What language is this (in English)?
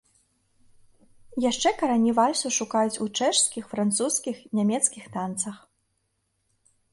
Belarusian